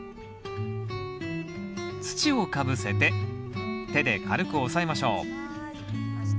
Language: Japanese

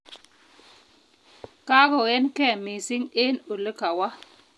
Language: Kalenjin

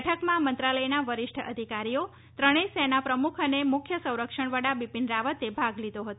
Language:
Gujarati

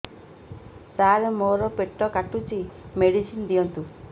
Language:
Odia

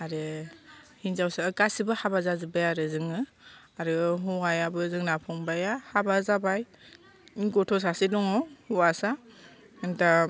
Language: Bodo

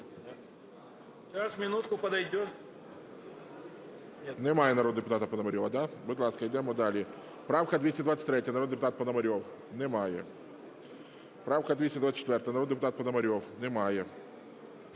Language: Ukrainian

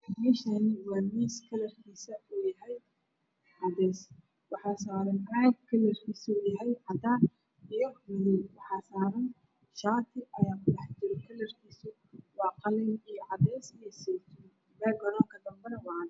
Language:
Somali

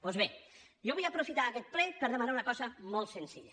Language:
Catalan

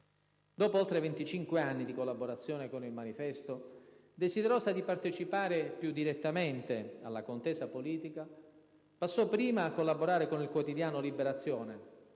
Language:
Italian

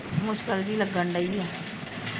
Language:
Punjabi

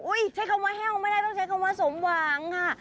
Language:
Thai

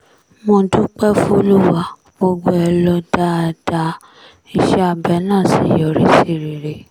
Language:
Yoruba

